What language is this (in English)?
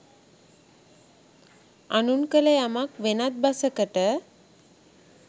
Sinhala